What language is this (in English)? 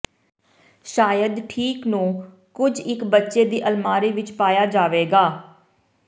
Punjabi